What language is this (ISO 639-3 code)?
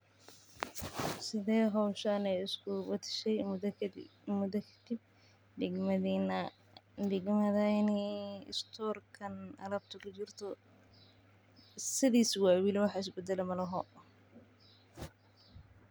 som